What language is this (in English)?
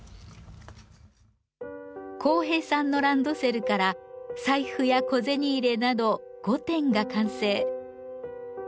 Japanese